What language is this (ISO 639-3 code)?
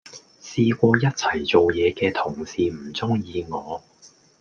yue